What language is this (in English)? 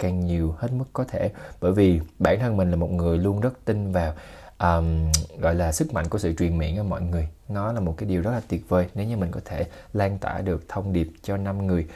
Vietnamese